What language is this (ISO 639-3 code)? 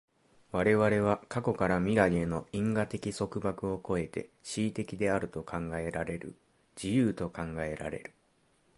jpn